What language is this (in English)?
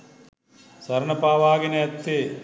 Sinhala